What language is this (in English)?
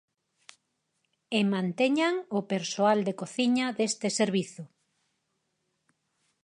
Galician